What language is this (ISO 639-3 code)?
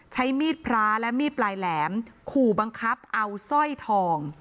tha